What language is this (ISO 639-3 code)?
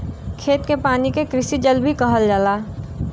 bho